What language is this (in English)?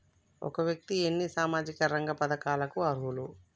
Telugu